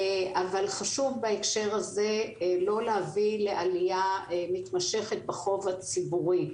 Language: Hebrew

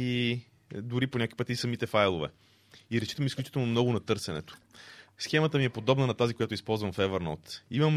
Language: Bulgarian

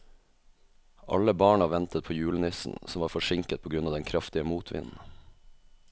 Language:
Norwegian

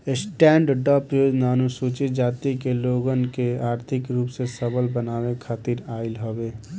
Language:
Bhojpuri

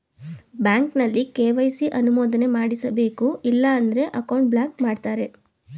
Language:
Kannada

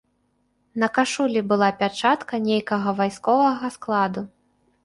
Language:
Belarusian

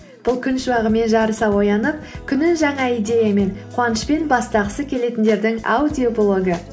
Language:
Kazakh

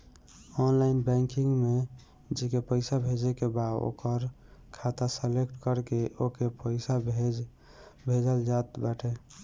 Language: Bhojpuri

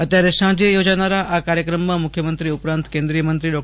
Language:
Gujarati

